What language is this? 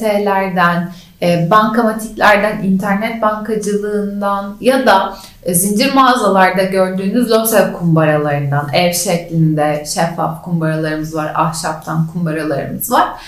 Turkish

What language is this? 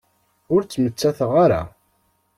Kabyle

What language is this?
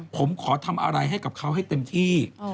Thai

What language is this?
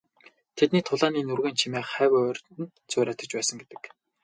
Mongolian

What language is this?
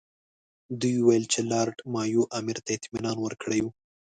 Pashto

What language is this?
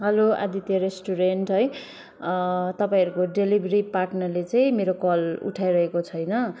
Nepali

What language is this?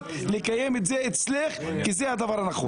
Hebrew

